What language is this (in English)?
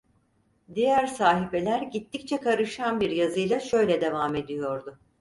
Turkish